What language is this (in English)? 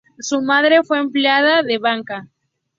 Spanish